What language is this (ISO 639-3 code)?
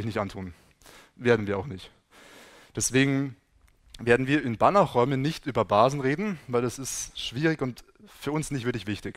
deu